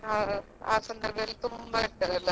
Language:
Kannada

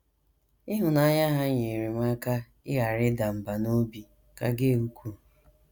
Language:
Igbo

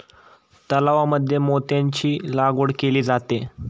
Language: Marathi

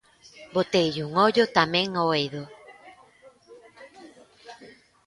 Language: Galician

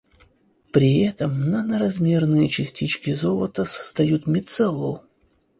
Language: Russian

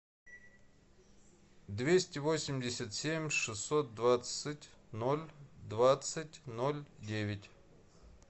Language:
Russian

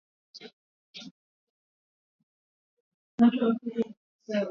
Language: Swahili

